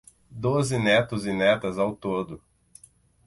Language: Portuguese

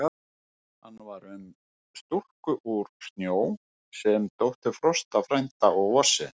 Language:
Icelandic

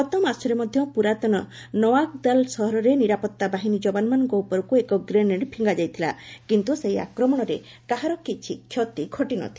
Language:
Odia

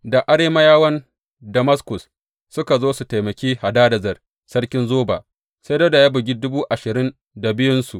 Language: Hausa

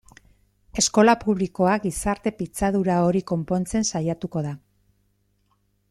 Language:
Basque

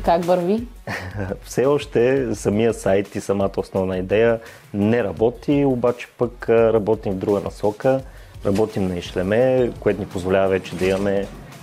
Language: Bulgarian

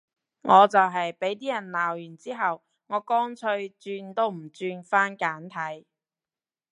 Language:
Cantonese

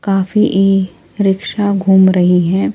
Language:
Hindi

